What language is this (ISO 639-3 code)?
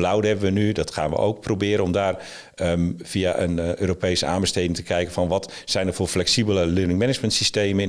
nld